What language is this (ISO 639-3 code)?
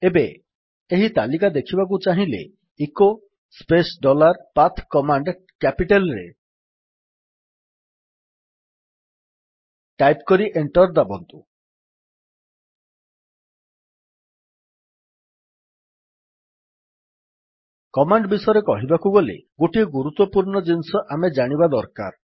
ori